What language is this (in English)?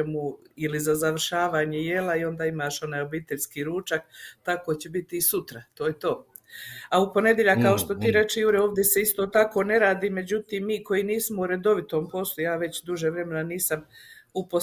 Croatian